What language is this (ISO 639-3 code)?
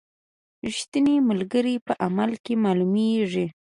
pus